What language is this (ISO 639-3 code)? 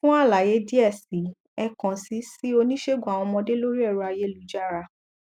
yor